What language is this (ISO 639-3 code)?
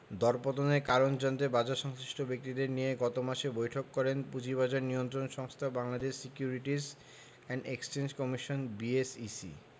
ben